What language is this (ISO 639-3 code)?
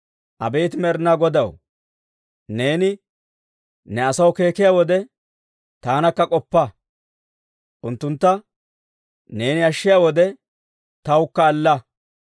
dwr